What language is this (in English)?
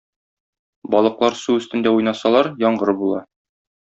Tatar